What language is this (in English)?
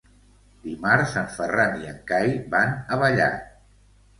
Catalan